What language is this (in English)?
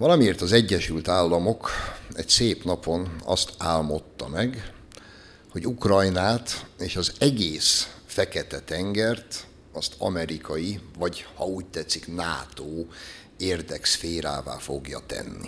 Hungarian